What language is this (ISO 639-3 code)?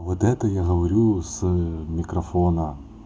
rus